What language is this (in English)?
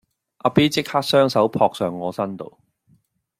Cantonese